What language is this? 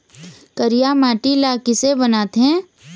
Chhattisgarhi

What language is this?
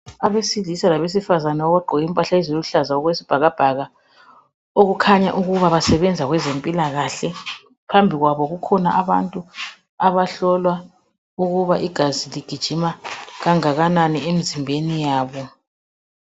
North Ndebele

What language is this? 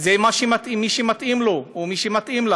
Hebrew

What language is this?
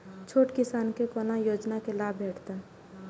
Maithili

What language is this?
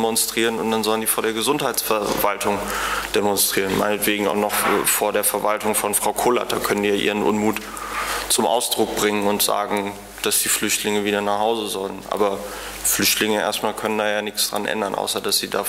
German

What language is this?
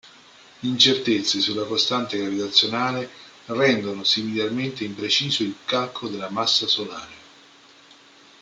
Italian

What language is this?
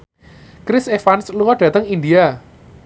Javanese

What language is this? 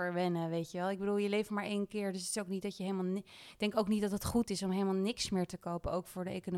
Dutch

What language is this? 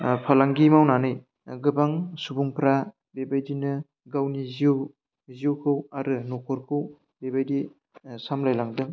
Bodo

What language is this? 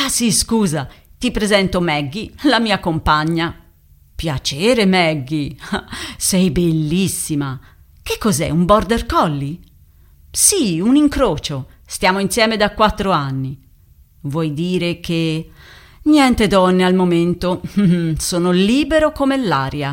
Italian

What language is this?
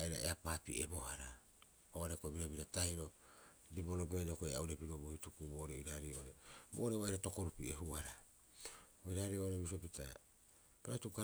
Rapoisi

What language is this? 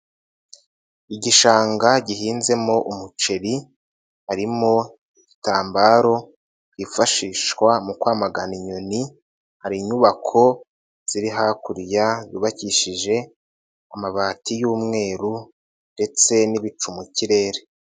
Kinyarwanda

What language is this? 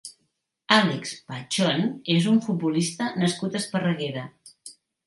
Catalan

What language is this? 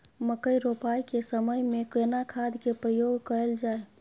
Maithili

